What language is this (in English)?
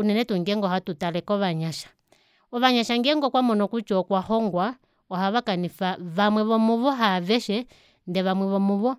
Kuanyama